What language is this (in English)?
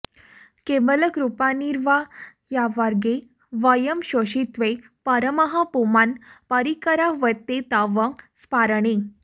Sanskrit